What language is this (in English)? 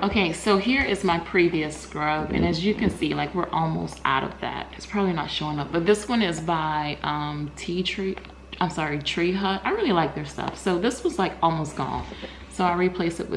English